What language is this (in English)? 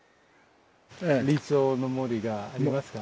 Japanese